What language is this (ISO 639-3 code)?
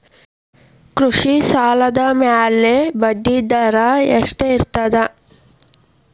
kan